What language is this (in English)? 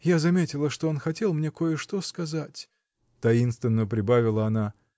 Russian